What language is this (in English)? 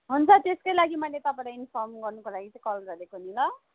Nepali